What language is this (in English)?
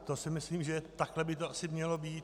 Czech